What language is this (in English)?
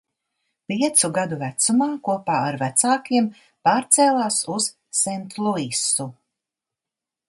Latvian